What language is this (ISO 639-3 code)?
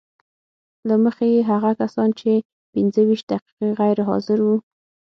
pus